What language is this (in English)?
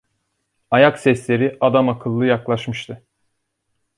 Turkish